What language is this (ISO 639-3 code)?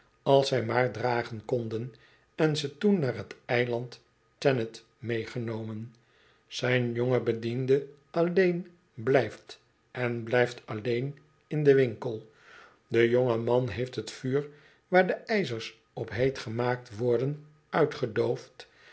nld